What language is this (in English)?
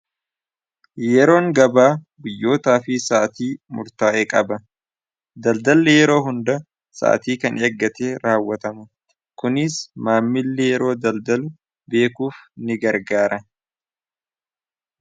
Oromo